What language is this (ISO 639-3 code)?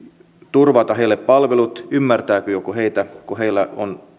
fin